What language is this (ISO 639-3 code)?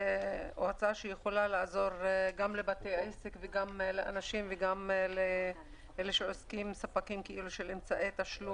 heb